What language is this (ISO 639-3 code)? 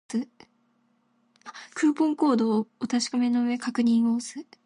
jpn